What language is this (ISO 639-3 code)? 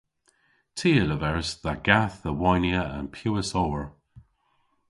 cor